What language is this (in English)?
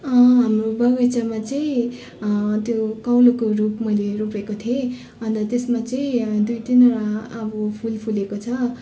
Nepali